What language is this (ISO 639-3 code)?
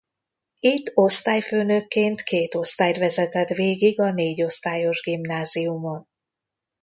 hun